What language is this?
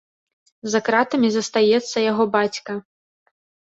Belarusian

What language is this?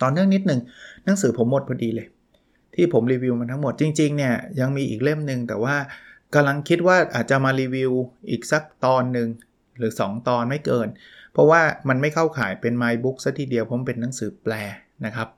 Thai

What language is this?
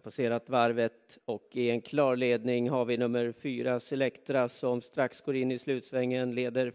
Swedish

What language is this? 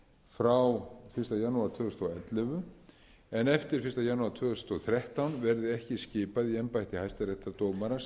Icelandic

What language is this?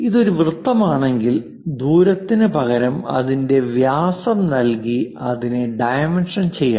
Malayalam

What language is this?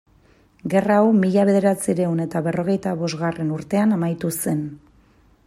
Basque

